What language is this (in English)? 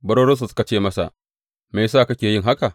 Hausa